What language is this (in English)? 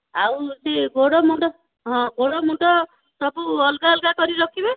Odia